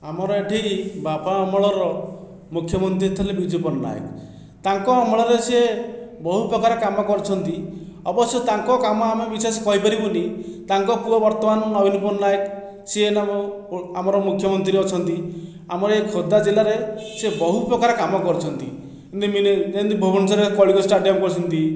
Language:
Odia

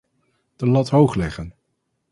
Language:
Dutch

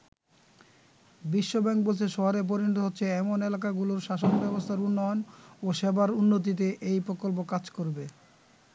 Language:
Bangla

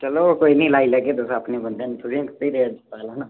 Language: Dogri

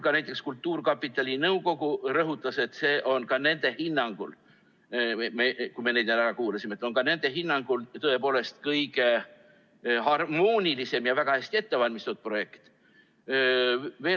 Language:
Estonian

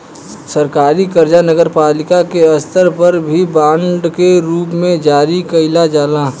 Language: Bhojpuri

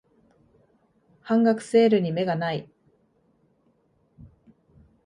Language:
Japanese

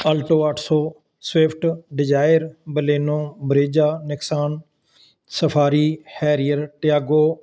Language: Punjabi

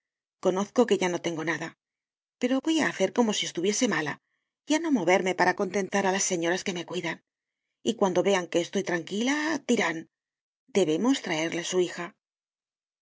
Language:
Spanish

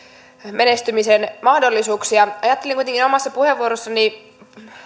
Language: Finnish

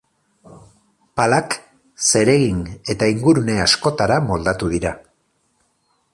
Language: Basque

